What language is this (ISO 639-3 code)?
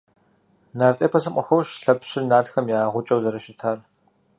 kbd